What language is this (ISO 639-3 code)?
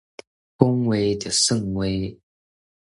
nan